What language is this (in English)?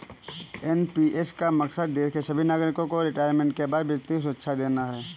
Hindi